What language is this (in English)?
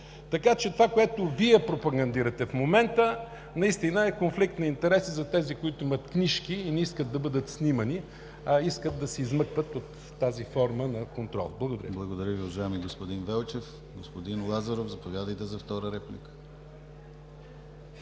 Bulgarian